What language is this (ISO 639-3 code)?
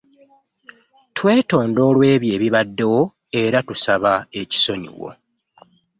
lug